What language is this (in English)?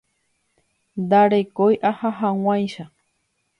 Guarani